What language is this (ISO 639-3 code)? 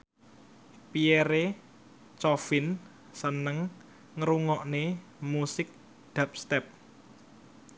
jav